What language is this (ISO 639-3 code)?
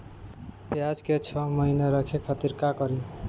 bho